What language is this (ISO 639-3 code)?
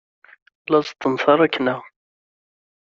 kab